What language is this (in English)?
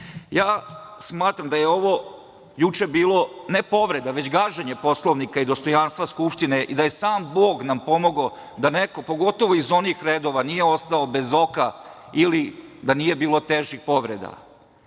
Serbian